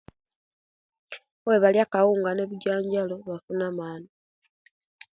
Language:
Kenyi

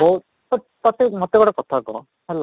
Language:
Odia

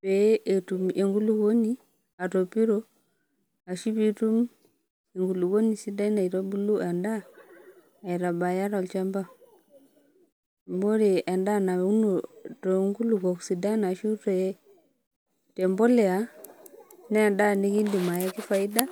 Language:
Masai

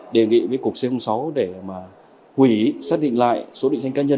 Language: Vietnamese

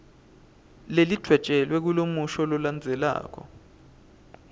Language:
Swati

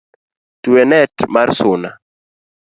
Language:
Luo (Kenya and Tanzania)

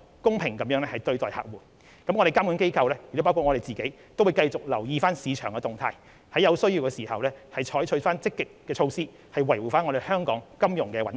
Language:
Cantonese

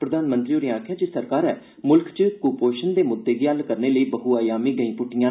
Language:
Dogri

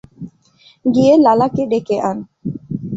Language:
Bangla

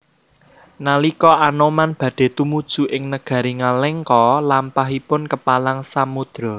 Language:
Javanese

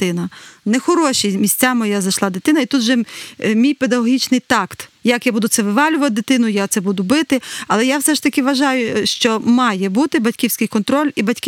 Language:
Ukrainian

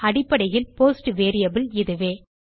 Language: Tamil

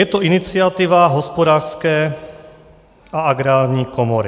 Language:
Czech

